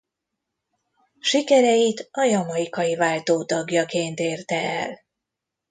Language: Hungarian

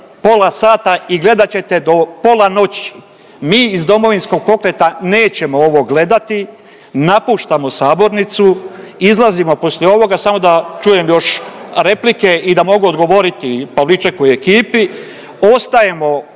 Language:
Croatian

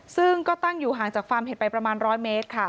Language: Thai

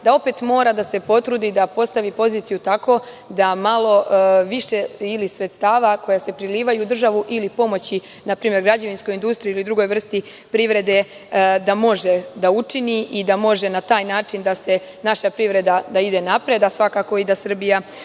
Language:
Serbian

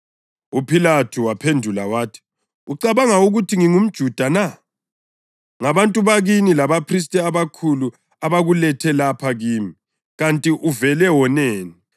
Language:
North Ndebele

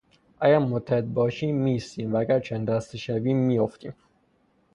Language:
Persian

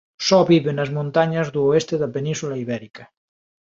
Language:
Galician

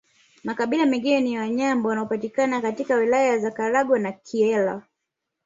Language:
Swahili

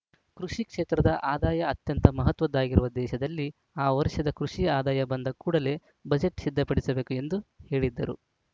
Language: Kannada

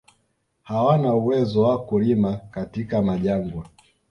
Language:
Swahili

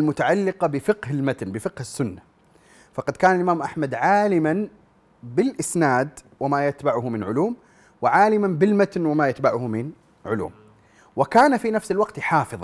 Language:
Arabic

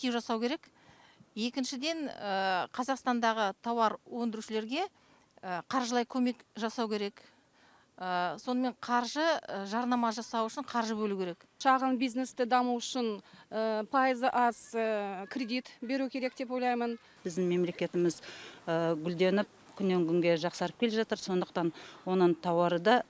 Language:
Russian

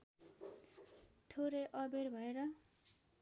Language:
Nepali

